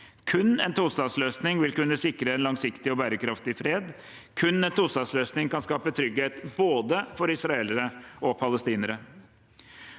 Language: Norwegian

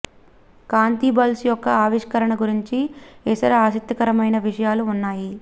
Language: Telugu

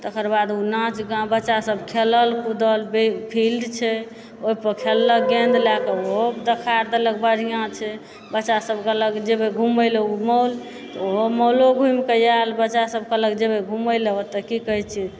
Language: Maithili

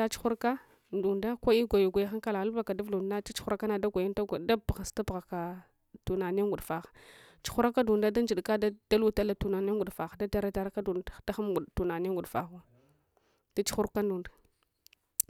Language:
Hwana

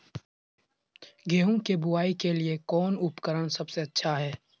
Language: Magahi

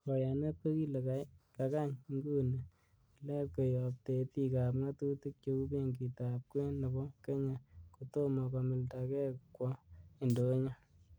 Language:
Kalenjin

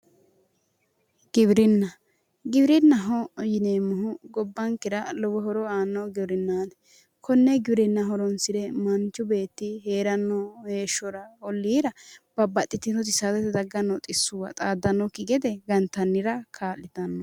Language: Sidamo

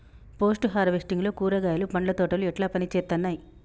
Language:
Telugu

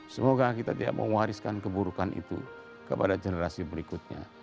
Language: Indonesian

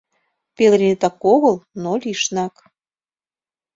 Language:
Mari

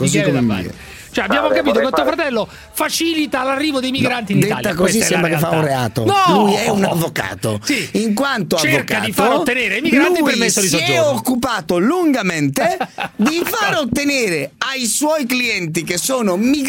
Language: Italian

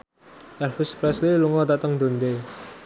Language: Javanese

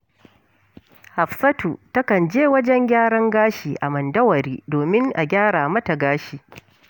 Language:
Hausa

